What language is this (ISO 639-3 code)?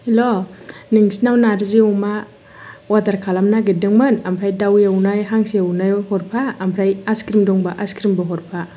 brx